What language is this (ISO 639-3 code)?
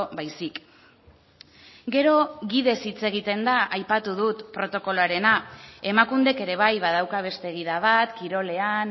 eus